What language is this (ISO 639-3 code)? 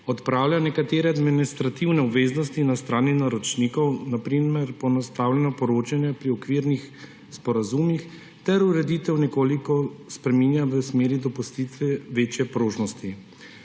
slv